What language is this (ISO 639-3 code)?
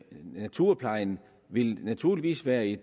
dan